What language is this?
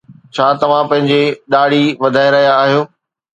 Sindhi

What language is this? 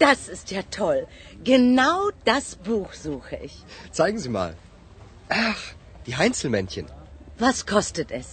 Bulgarian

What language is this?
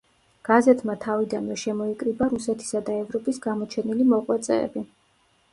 Georgian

